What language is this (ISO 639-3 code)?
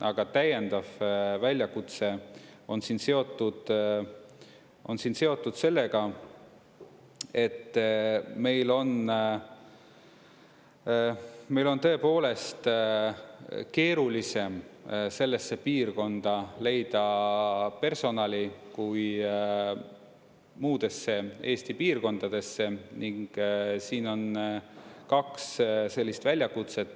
est